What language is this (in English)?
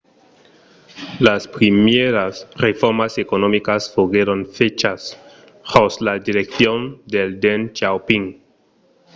Occitan